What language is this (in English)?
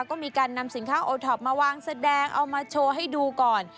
Thai